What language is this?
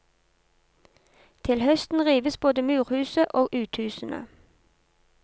Norwegian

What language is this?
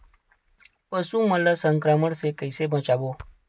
Chhattisgarhi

